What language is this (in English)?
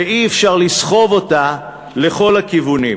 Hebrew